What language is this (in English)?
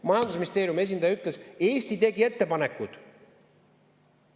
Estonian